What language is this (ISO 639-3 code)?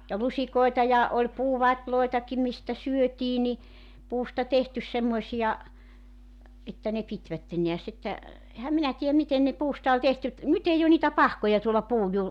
fin